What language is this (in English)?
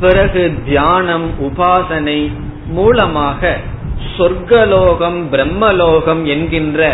Tamil